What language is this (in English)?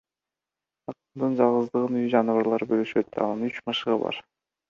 Kyrgyz